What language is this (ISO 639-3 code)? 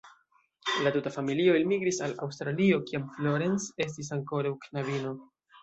epo